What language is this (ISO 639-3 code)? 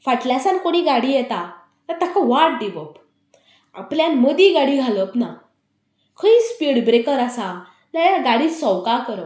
kok